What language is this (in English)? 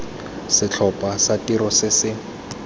Tswana